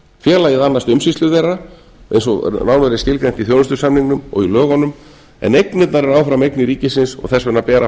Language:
Icelandic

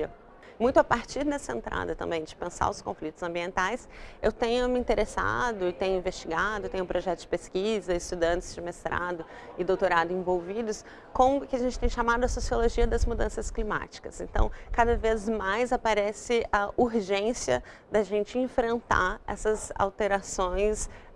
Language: Portuguese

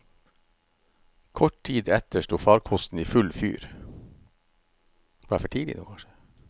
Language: Norwegian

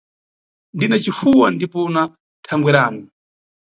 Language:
Nyungwe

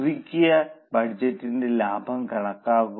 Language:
Malayalam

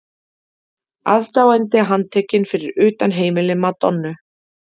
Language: Icelandic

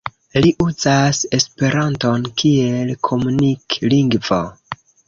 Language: Esperanto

